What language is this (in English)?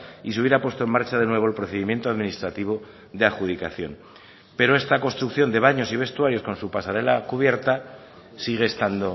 Spanish